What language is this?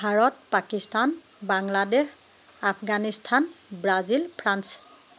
Assamese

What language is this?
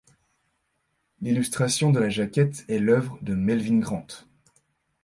French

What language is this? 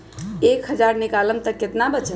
Magahi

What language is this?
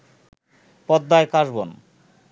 Bangla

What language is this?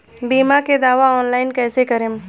Bhojpuri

